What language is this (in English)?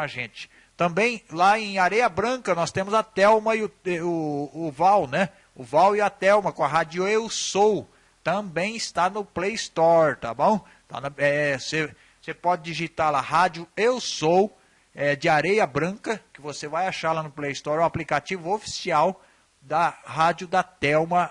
Portuguese